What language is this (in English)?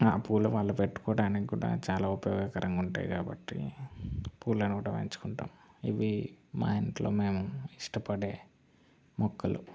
Telugu